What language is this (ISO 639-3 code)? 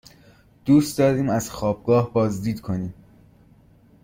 fas